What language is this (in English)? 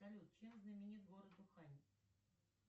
Russian